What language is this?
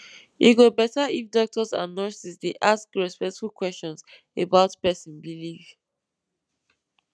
Nigerian Pidgin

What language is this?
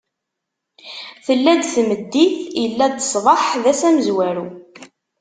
Kabyle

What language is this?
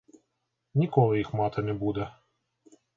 Ukrainian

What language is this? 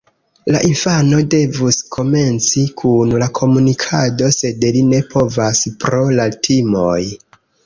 Esperanto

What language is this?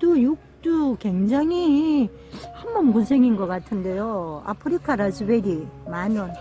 Korean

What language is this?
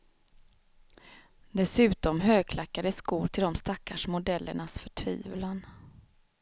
Swedish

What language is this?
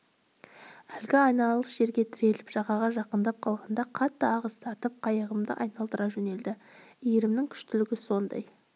Kazakh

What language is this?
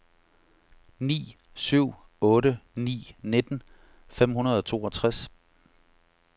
Danish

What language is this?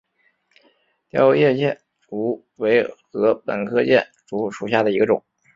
Chinese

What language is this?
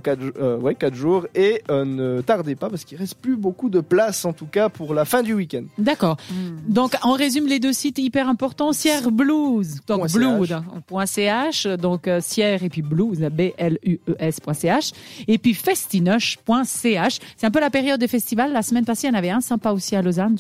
French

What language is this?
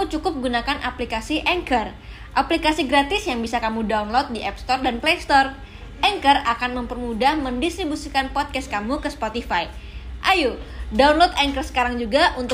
Indonesian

